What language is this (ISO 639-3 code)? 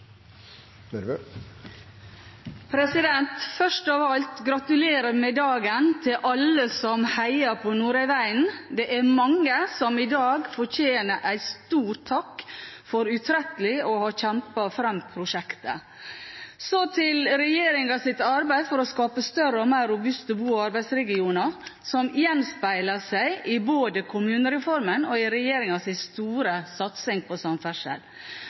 nor